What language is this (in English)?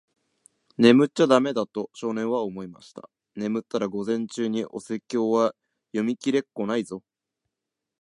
Japanese